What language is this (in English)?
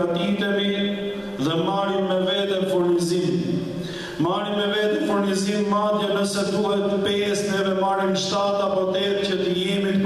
Romanian